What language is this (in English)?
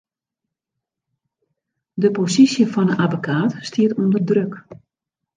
Western Frisian